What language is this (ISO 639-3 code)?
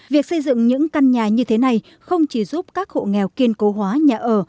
vie